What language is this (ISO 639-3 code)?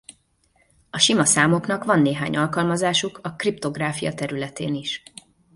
hun